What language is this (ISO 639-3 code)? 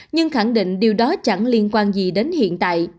vie